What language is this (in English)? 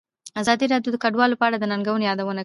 Pashto